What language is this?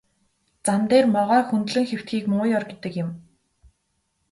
Mongolian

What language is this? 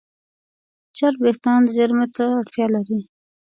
Pashto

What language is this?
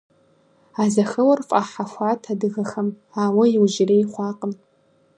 Kabardian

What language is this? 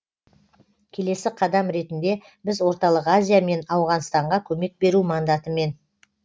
Kazakh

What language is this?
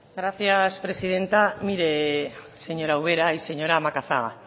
Spanish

